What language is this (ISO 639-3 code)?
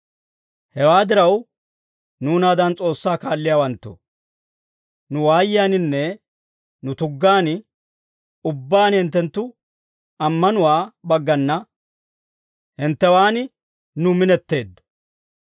dwr